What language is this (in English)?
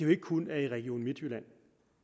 Danish